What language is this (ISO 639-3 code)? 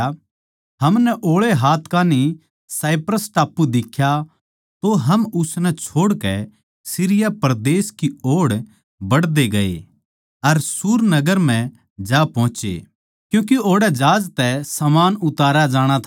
bgc